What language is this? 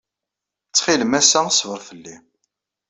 Kabyle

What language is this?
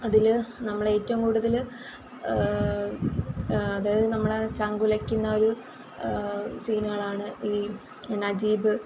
Malayalam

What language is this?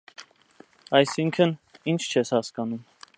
Armenian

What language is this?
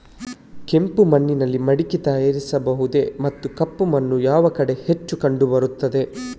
Kannada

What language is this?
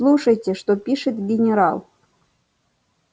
Russian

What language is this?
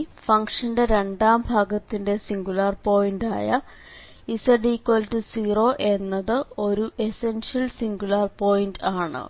Malayalam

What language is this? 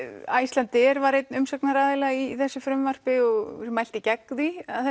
Icelandic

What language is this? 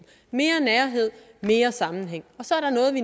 Danish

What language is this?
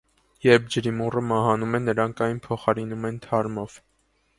Armenian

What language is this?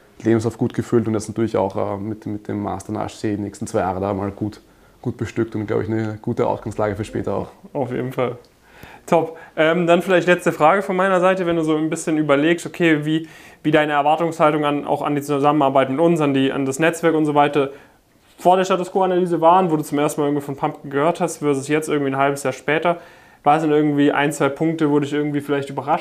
German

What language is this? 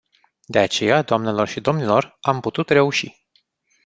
Romanian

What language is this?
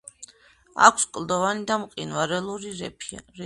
Georgian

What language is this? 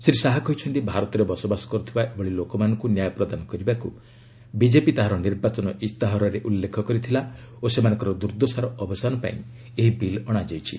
Odia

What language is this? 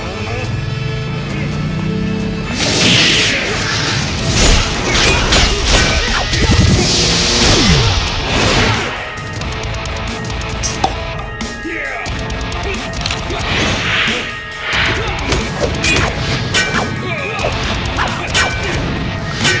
Indonesian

